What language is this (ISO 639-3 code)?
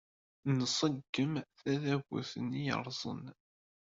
kab